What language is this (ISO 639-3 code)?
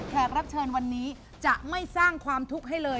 tha